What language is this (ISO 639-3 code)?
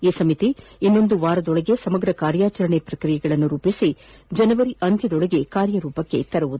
kan